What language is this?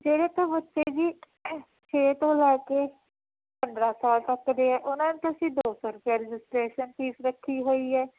Punjabi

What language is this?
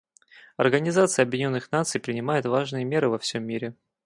Russian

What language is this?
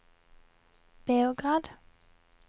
Norwegian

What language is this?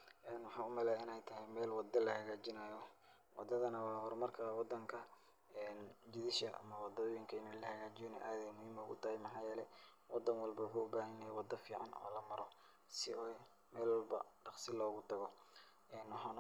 Somali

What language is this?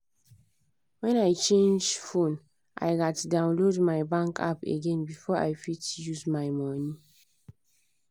Nigerian Pidgin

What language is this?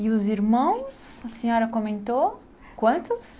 Portuguese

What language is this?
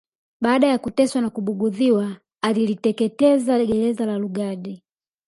Swahili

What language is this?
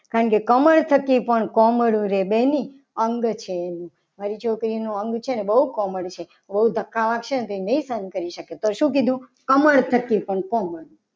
Gujarati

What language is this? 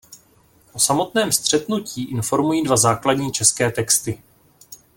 Czech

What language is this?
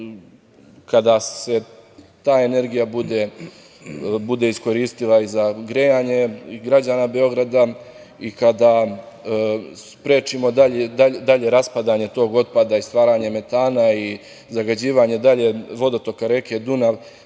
Serbian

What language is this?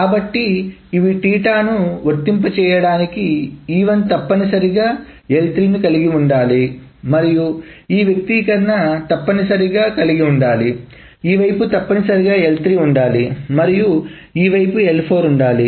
Telugu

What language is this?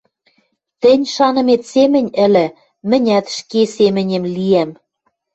Western Mari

